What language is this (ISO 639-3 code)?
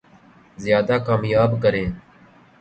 urd